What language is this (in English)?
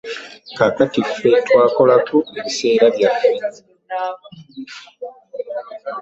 Ganda